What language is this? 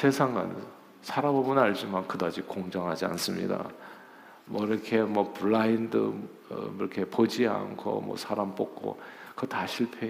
Korean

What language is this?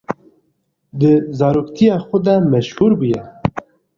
Kurdish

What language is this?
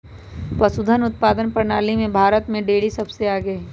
Magahi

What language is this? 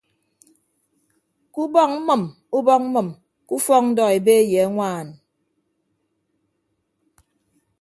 Ibibio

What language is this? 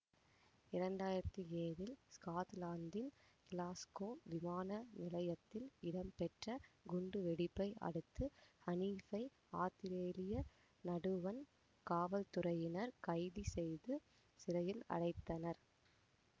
Tamil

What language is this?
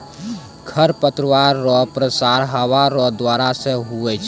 Maithili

